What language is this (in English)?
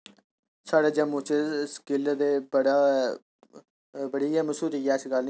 Dogri